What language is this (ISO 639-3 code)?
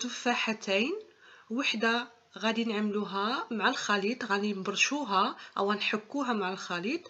ara